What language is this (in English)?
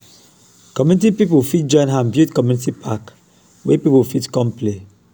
Nigerian Pidgin